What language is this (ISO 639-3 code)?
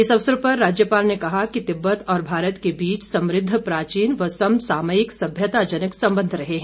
hin